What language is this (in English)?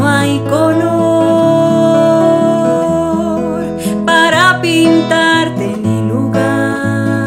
Spanish